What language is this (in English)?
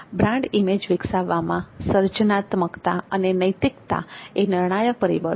Gujarati